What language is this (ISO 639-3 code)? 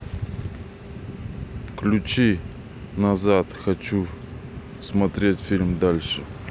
rus